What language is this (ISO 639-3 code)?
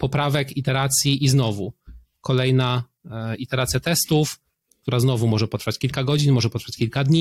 pol